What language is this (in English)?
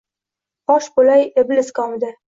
Uzbek